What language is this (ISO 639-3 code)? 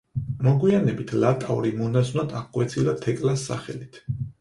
kat